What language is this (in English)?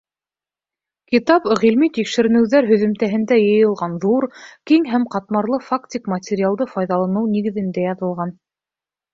Bashkir